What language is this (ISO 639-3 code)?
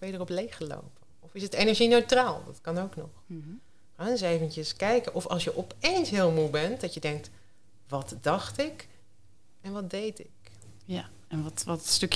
nld